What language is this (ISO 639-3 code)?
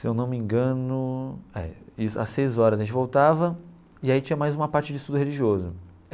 por